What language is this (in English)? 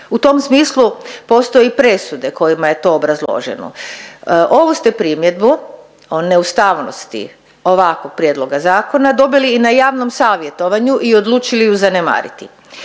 Croatian